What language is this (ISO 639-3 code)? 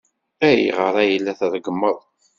kab